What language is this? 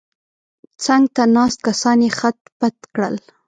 Pashto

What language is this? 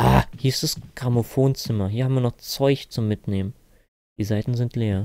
German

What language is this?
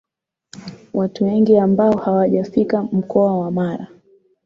Swahili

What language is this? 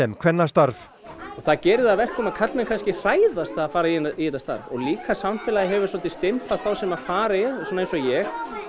Icelandic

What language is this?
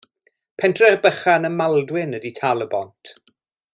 Welsh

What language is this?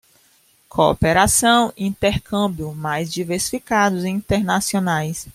Portuguese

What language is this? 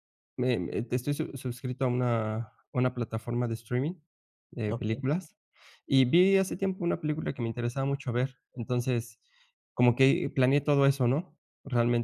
Spanish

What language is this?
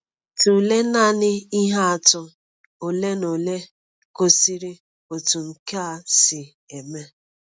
Igbo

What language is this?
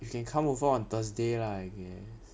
English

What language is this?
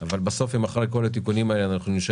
Hebrew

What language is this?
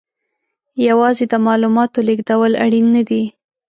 Pashto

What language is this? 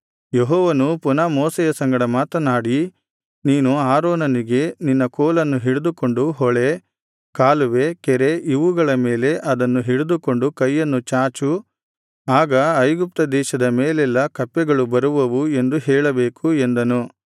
Kannada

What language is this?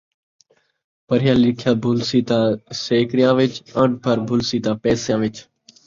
Saraiki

